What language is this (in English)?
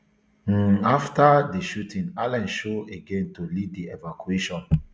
Nigerian Pidgin